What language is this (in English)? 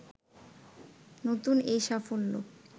Bangla